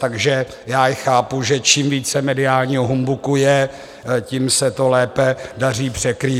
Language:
Czech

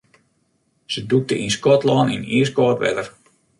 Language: Western Frisian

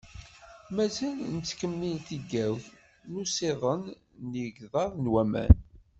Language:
Kabyle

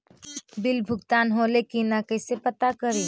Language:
Magahi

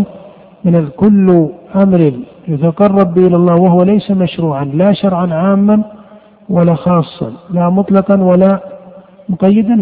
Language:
Arabic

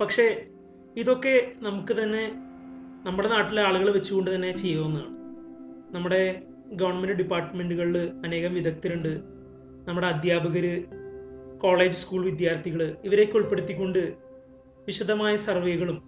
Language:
Malayalam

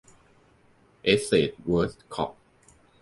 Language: Thai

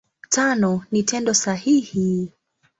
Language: Swahili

